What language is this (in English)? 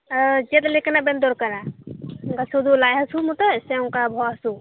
Santali